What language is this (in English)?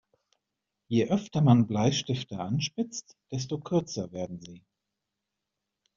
German